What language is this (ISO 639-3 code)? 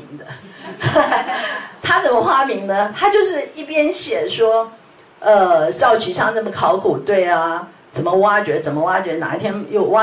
zho